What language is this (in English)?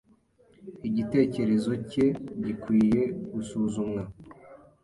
Kinyarwanda